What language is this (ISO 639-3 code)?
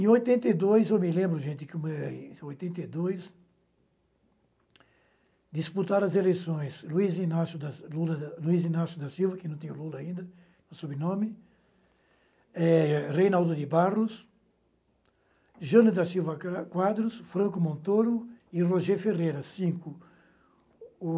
por